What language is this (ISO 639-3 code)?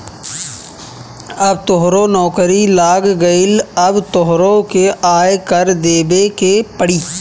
bho